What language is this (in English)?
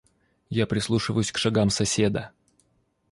Russian